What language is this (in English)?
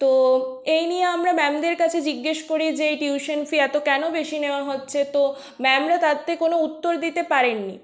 Bangla